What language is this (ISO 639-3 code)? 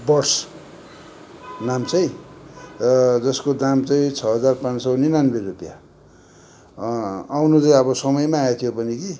nep